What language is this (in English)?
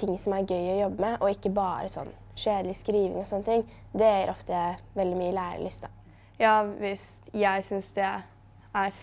Norwegian